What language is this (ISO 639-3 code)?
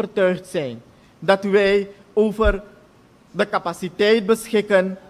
nld